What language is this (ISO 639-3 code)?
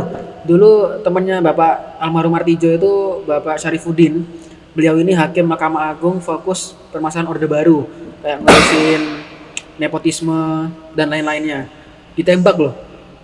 ind